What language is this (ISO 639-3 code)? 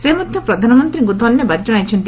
ori